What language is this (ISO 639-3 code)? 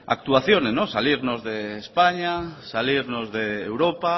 spa